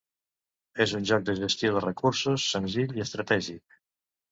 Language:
Catalan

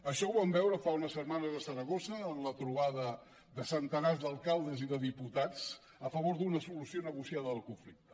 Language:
Catalan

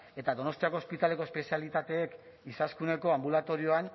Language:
Basque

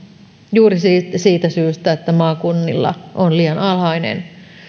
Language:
Finnish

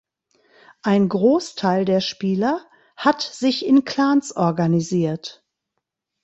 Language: German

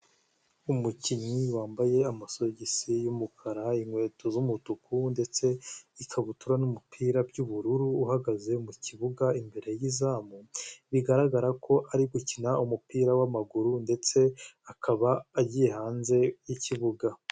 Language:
Kinyarwanda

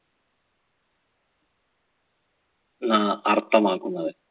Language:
Malayalam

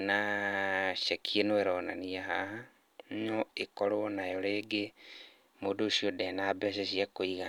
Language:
Kikuyu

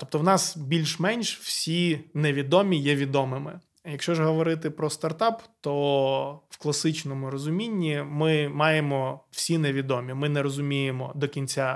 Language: Ukrainian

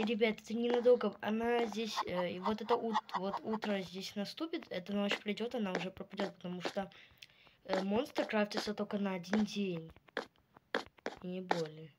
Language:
Russian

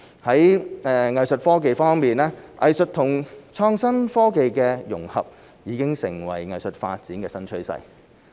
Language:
Cantonese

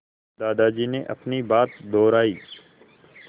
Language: Hindi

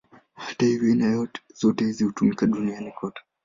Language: Swahili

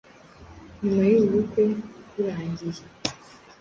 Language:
Kinyarwanda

